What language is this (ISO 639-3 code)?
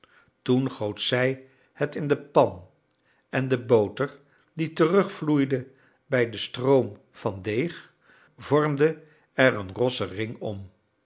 nld